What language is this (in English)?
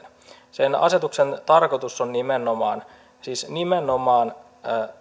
Finnish